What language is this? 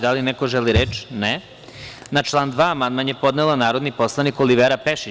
Serbian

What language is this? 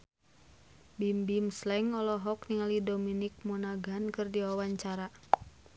Sundanese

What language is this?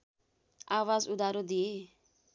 Nepali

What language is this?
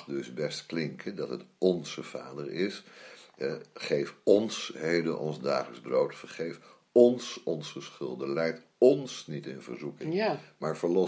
Dutch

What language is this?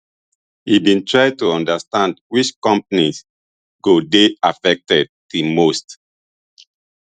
Nigerian Pidgin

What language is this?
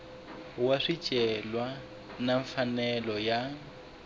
Tsonga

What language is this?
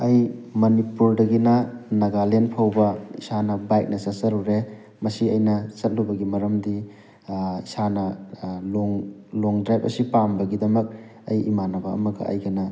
Manipuri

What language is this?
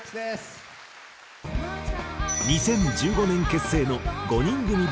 Japanese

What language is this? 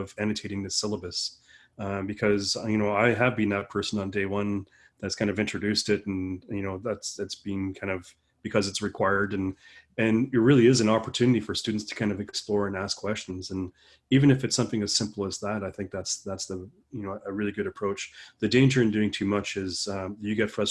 English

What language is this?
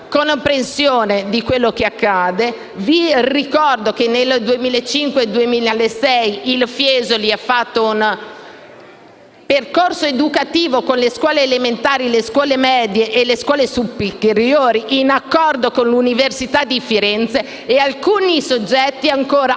Italian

